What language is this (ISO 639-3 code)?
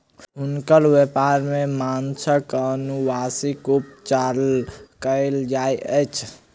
mai